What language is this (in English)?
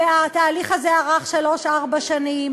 Hebrew